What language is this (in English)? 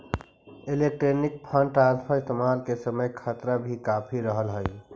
Magahi